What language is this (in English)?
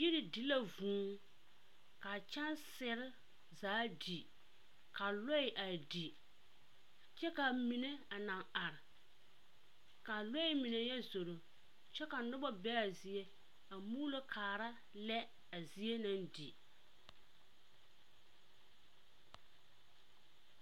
Southern Dagaare